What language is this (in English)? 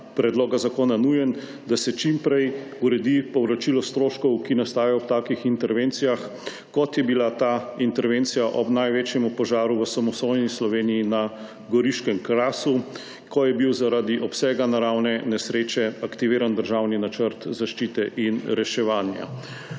Slovenian